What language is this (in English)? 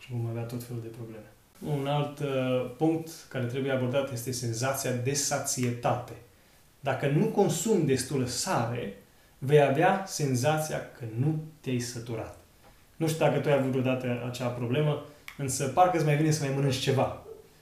Romanian